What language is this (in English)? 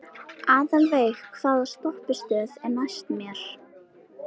Icelandic